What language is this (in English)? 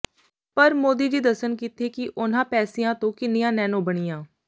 Punjabi